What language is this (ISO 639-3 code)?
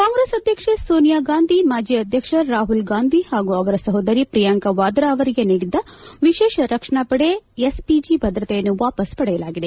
kan